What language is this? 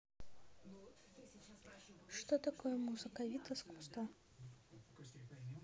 Russian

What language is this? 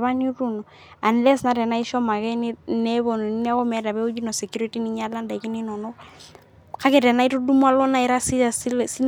Masai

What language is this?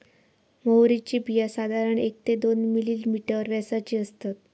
Marathi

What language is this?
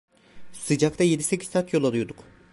Turkish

